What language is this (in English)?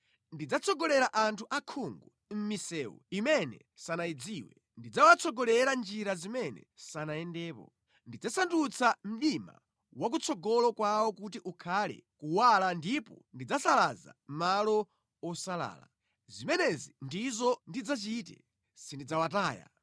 Nyanja